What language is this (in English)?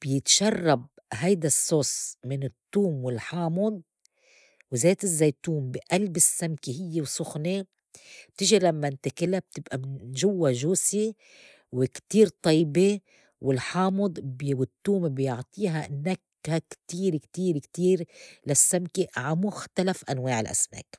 North Levantine Arabic